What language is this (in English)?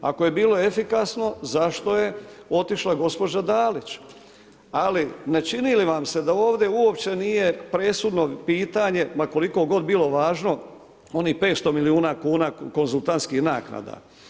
Croatian